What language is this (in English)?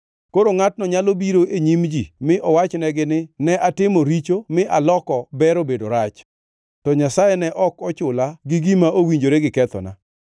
Luo (Kenya and Tanzania)